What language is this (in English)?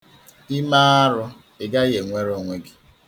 Igbo